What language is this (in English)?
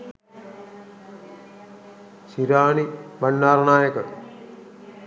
Sinhala